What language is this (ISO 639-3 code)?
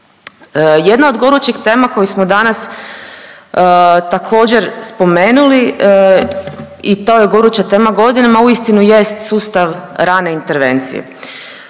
hrv